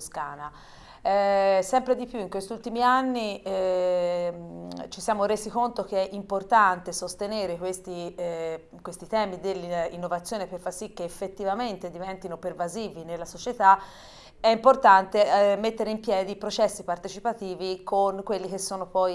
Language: Italian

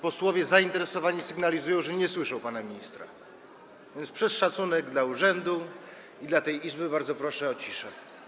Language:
Polish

